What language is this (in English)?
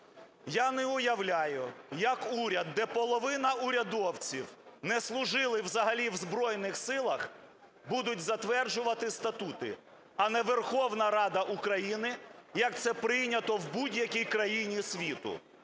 Ukrainian